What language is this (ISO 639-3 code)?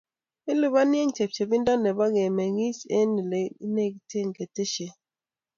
kln